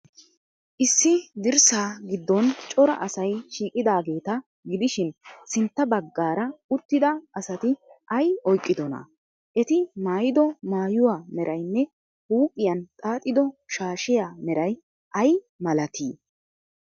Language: Wolaytta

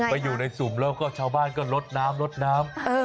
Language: Thai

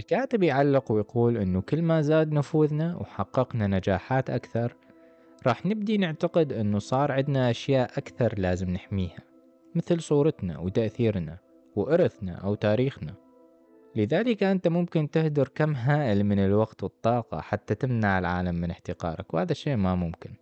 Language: Arabic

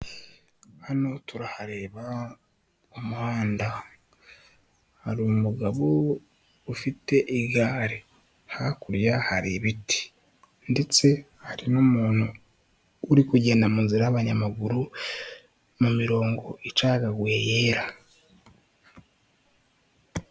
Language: Kinyarwanda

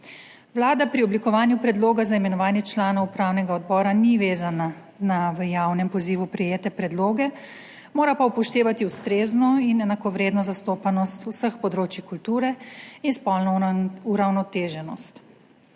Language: Slovenian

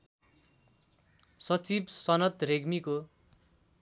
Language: Nepali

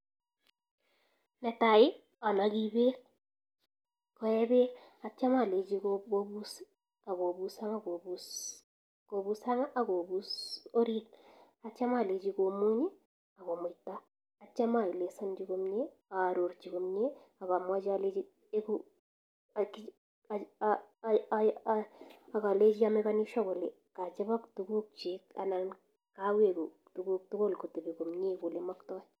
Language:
Kalenjin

